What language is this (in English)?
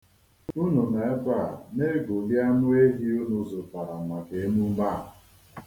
Igbo